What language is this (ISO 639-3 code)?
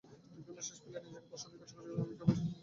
ben